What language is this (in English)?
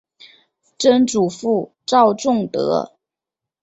Chinese